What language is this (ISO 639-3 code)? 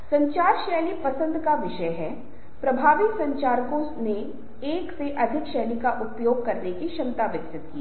hin